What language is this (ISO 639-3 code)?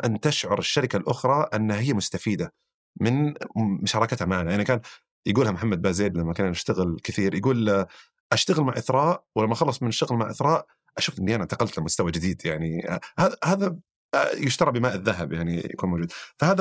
ara